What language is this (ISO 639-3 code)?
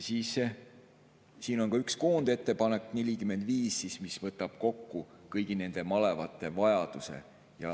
est